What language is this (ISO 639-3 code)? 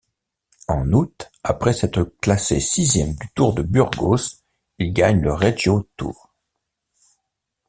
fra